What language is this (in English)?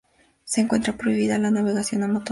Spanish